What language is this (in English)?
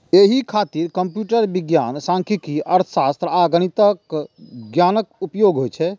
Maithili